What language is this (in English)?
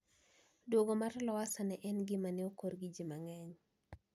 Luo (Kenya and Tanzania)